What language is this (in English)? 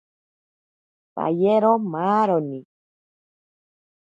Ashéninka Perené